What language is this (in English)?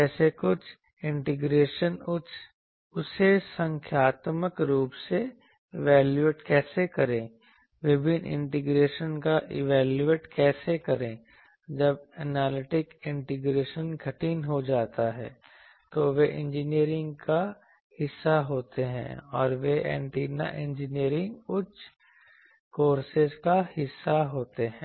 Hindi